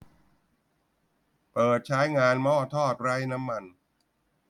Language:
Thai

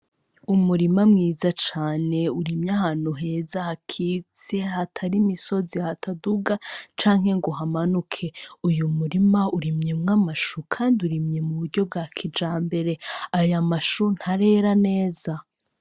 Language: Rundi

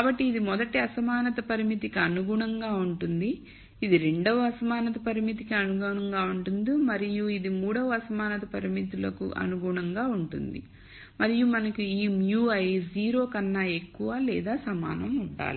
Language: Telugu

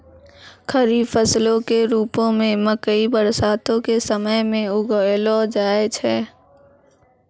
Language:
Maithili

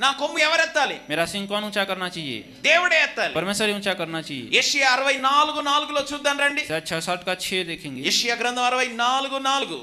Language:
Telugu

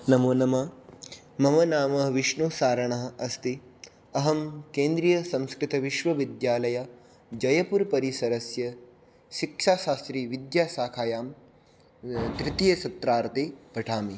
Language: Sanskrit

